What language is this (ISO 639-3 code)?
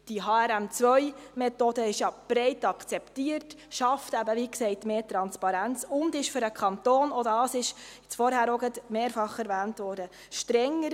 gsw